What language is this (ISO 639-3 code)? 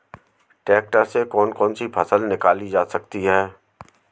hin